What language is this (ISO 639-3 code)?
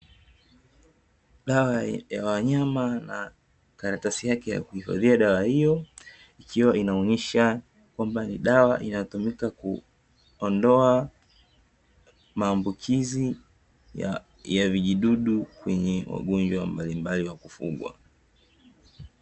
swa